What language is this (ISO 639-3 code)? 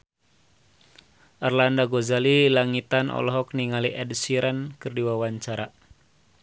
sun